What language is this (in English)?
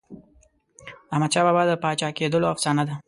Pashto